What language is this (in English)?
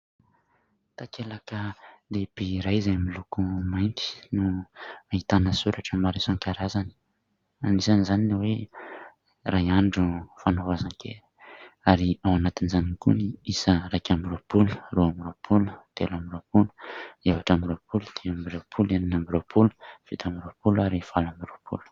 Malagasy